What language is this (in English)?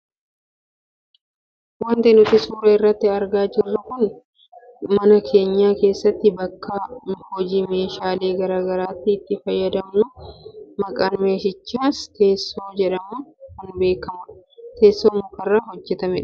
Oromo